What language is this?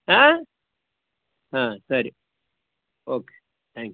Kannada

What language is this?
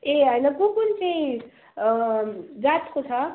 Nepali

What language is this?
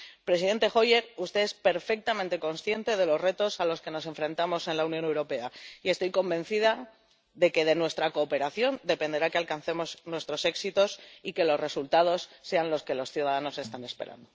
Spanish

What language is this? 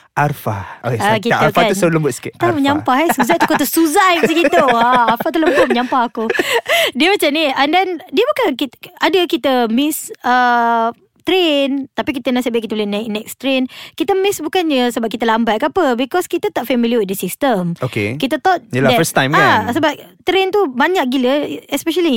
Malay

